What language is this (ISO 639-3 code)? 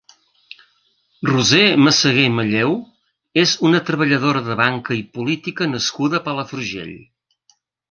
cat